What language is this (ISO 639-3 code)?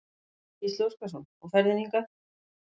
isl